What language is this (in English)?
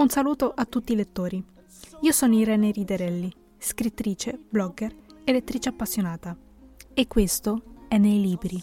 Italian